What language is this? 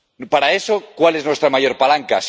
Spanish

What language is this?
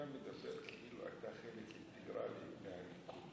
Hebrew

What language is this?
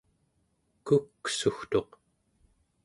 Central Yupik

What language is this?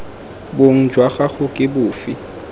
Tswana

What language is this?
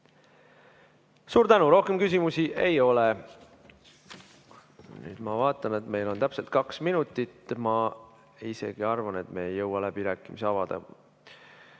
Estonian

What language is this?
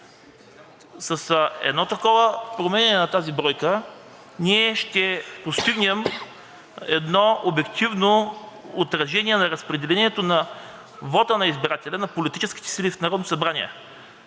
Bulgarian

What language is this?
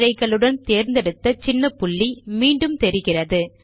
Tamil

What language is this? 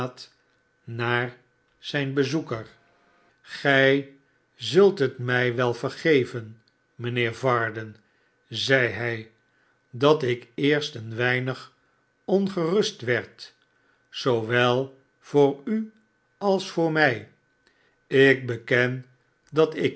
Dutch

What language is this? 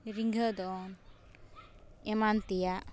Santali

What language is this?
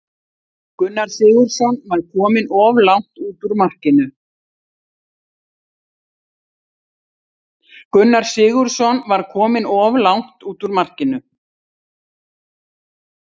Icelandic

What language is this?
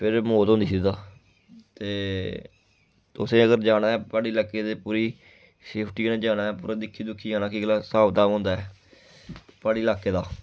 Dogri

